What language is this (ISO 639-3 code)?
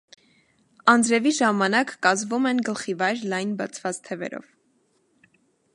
hye